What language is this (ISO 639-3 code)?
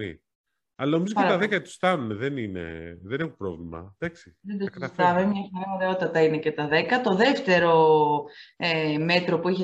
ell